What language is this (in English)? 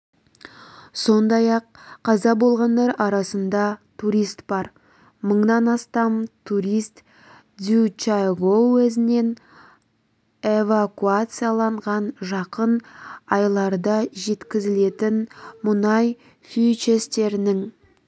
Kazakh